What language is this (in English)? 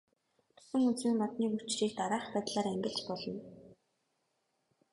Mongolian